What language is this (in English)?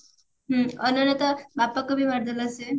Odia